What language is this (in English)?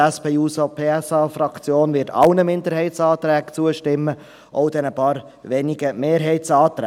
Swiss German